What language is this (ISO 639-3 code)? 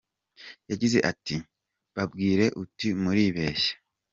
kin